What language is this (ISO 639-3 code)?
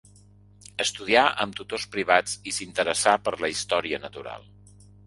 cat